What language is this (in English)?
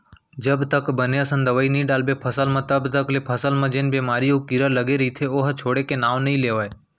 Chhattisgarhi